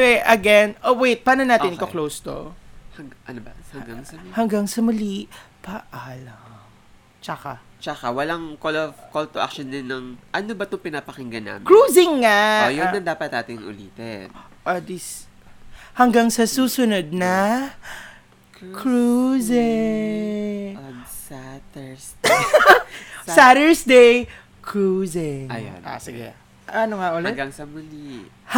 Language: Filipino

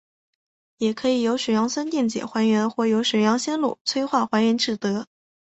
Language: Chinese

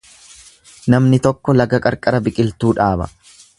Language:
Oromo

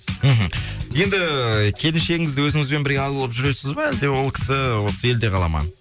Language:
Kazakh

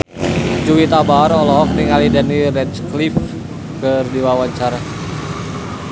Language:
Sundanese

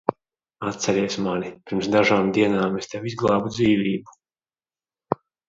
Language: Latvian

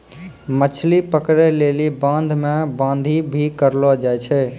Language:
Maithili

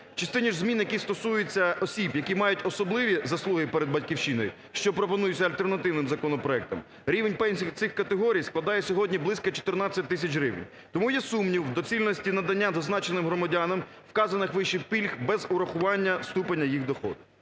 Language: Ukrainian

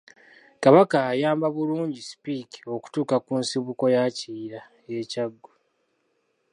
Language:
Ganda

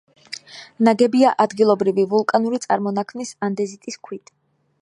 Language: Georgian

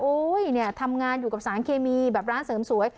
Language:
Thai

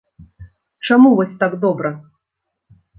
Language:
Belarusian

